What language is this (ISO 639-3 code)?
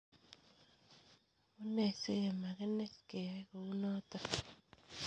kln